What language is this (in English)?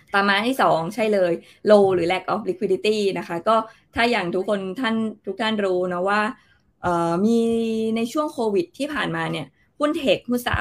Thai